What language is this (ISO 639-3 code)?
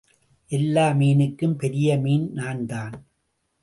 tam